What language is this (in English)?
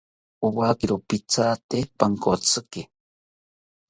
South Ucayali Ashéninka